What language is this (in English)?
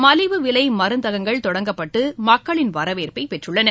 Tamil